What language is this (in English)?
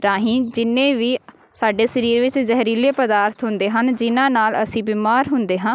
Punjabi